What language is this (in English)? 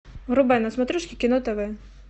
Russian